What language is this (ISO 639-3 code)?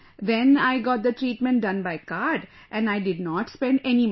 eng